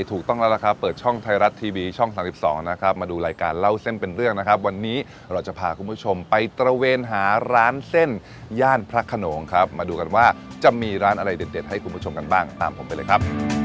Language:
Thai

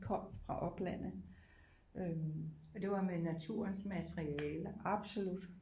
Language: Danish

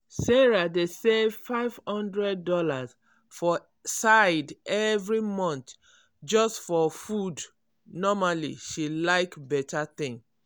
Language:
Nigerian Pidgin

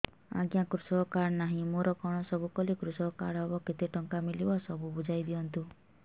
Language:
Odia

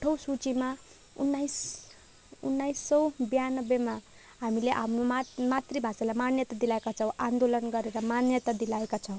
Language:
Nepali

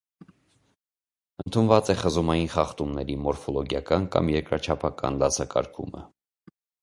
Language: Armenian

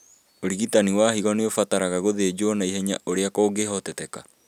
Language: Kikuyu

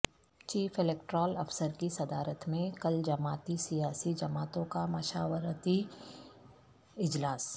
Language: Urdu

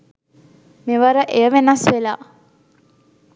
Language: Sinhala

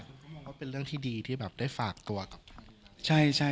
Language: Thai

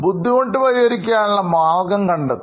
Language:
Malayalam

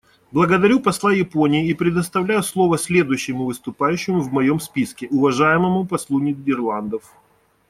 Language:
Russian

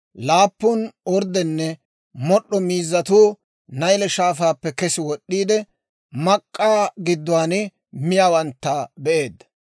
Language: Dawro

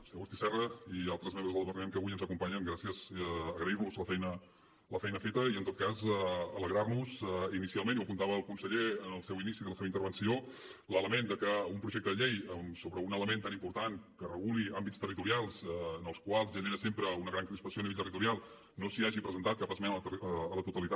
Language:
Catalan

